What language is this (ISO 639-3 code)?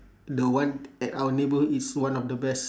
eng